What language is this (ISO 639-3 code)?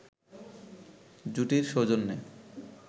ben